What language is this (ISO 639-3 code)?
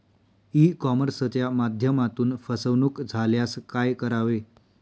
mar